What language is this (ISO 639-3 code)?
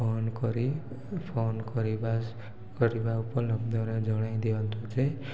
ori